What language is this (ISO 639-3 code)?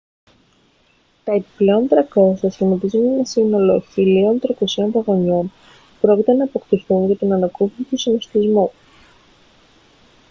ell